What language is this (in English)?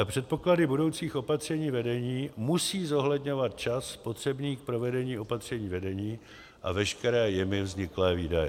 Czech